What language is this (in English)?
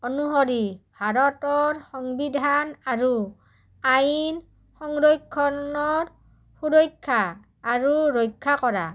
Assamese